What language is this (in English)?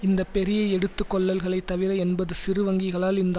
Tamil